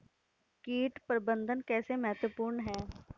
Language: Hindi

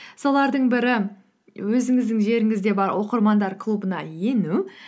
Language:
Kazakh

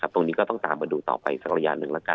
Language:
Thai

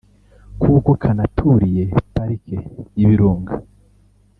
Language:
Kinyarwanda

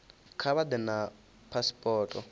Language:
Venda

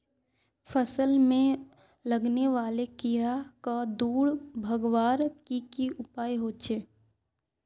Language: Magahi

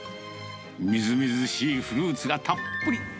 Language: Japanese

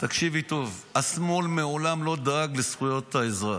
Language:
Hebrew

